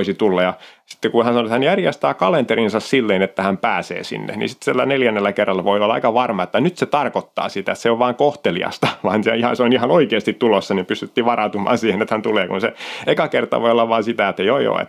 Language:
Finnish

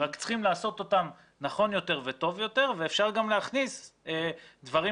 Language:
Hebrew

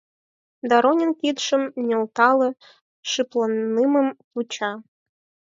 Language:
Mari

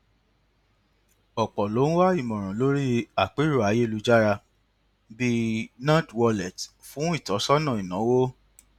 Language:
Yoruba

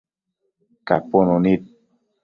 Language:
Matsés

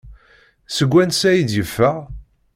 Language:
Kabyle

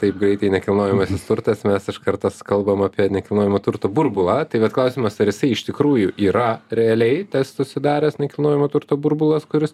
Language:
Lithuanian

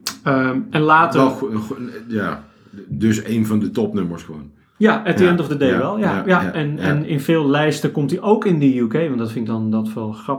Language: Dutch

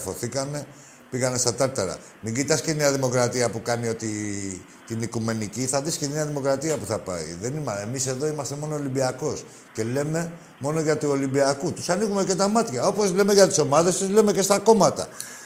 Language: Greek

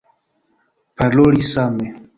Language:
Esperanto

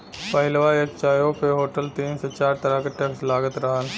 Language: Bhojpuri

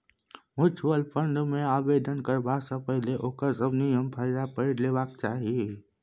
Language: Maithili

